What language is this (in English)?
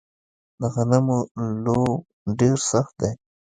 Pashto